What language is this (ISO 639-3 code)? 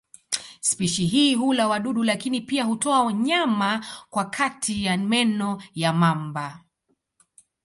swa